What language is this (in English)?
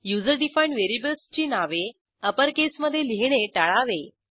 Marathi